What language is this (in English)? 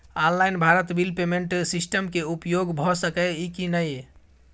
Maithili